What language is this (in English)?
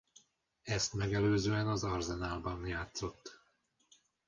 Hungarian